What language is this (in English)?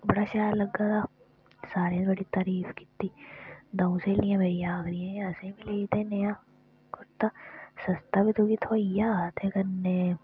Dogri